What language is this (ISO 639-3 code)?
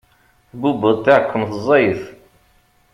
kab